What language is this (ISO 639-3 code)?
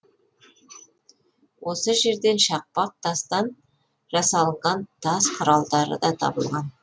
kaz